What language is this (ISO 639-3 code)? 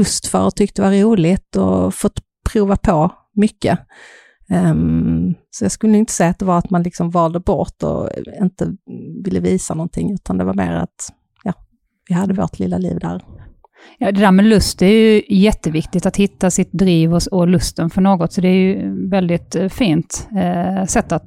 swe